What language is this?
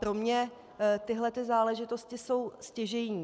Czech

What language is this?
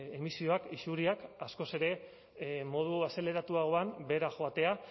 Basque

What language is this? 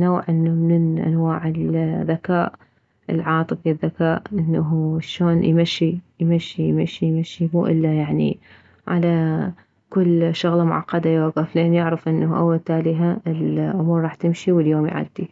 Mesopotamian Arabic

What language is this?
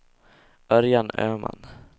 Swedish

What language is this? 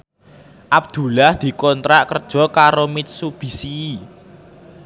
Javanese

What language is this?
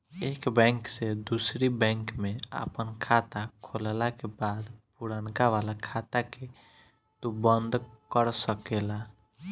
Bhojpuri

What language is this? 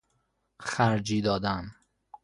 Persian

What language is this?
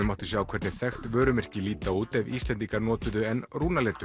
Icelandic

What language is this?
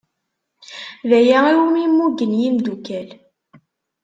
Kabyle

